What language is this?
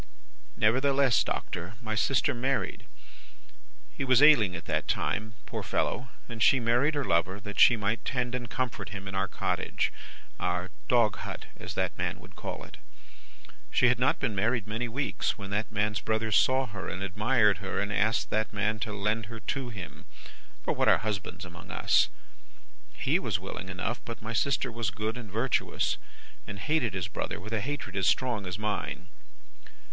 English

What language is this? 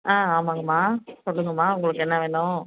Tamil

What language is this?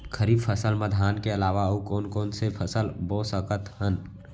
Chhattisgarhi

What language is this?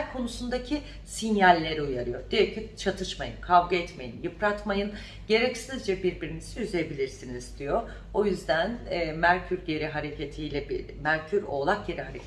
Turkish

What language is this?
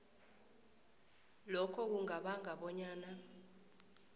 South Ndebele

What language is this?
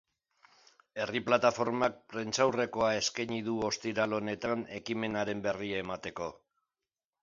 Basque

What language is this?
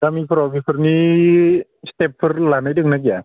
Bodo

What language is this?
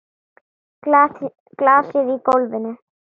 Icelandic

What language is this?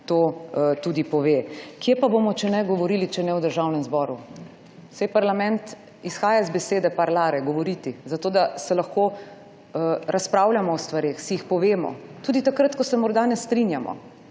Slovenian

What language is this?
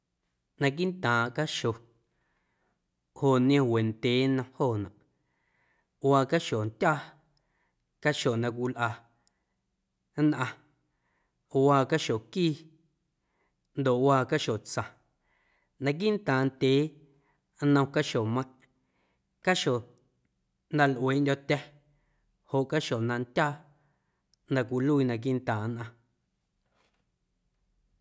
Guerrero Amuzgo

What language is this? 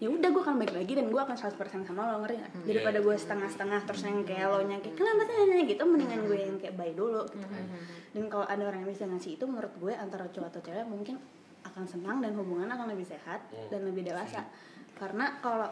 Indonesian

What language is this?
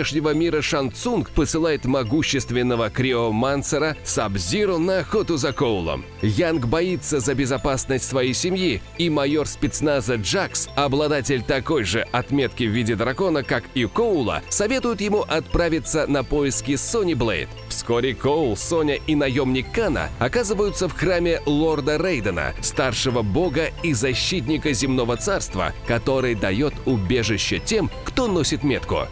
Russian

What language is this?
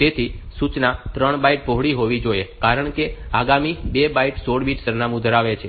Gujarati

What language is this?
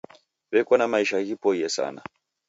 Taita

